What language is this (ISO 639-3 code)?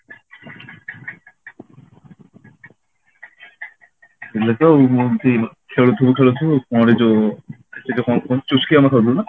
ori